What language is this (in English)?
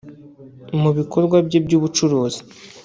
Kinyarwanda